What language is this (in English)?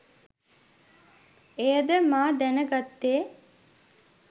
Sinhala